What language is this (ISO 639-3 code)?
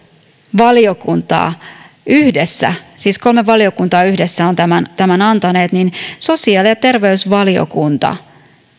fin